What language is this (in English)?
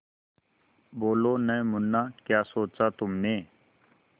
Hindi